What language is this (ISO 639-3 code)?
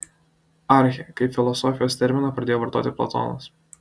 lit